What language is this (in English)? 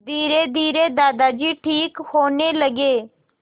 Hindi